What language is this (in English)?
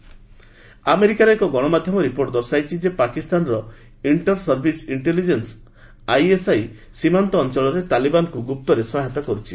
Odia